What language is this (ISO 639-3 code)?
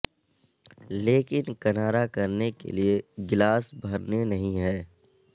urd